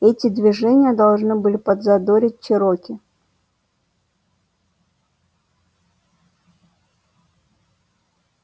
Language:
Russian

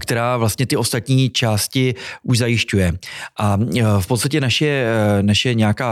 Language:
Czech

